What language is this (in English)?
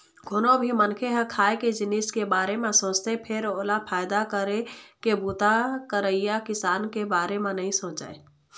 Chhattisgarhi